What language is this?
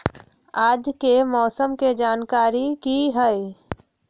Magahi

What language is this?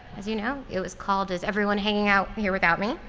English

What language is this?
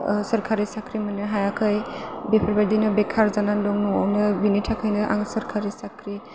Bodo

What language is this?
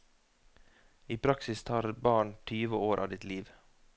Norwegian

